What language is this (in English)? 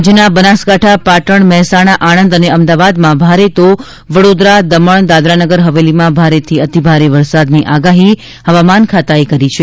Gujarati